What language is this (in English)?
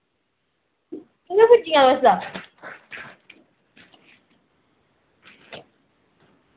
Dogri